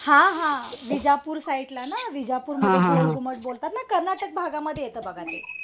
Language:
Marathi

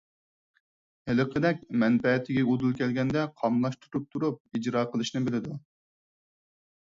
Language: Uyghur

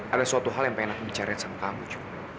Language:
Indonesian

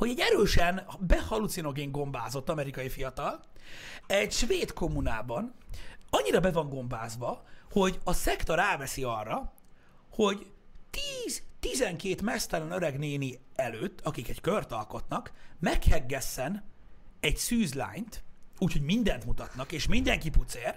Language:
Hungarian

